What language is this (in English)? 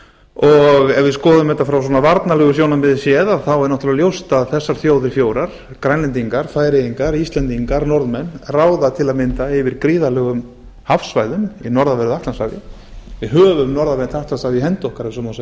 Icelandic